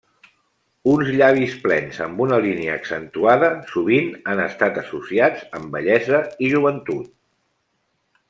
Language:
Catalan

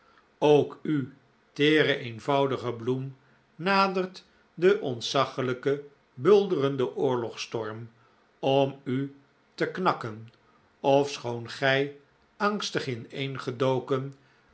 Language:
Dutch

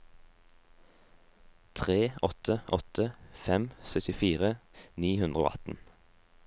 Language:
Norwegian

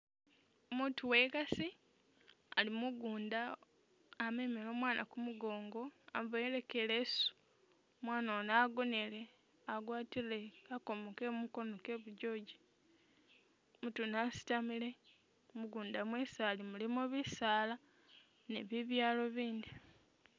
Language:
Masaaba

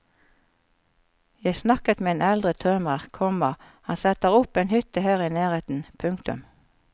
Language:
Norwegian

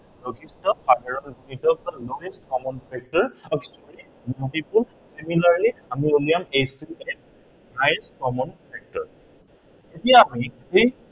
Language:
Assamese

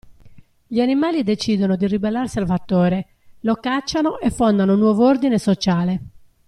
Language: Italian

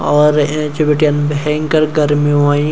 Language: Garhwali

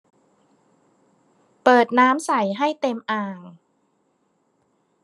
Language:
Thai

